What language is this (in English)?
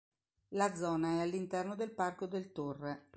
Italian